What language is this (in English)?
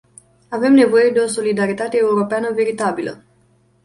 Romanian